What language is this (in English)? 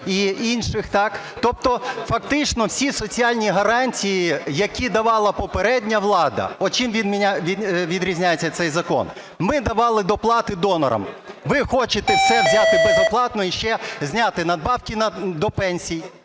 Ukrainian